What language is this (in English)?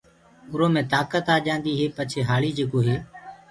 Gurgula